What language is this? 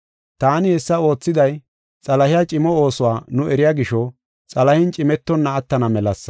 Gofa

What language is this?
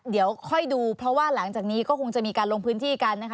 Thai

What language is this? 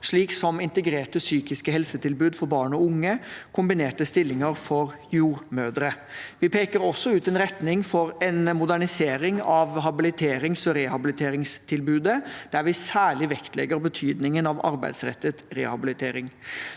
Norwegian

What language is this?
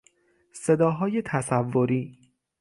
Persian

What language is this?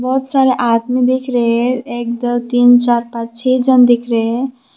Hindi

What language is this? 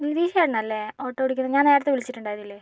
Malayalam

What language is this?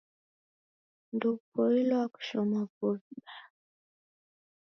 Taita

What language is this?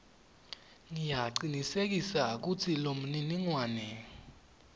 Swati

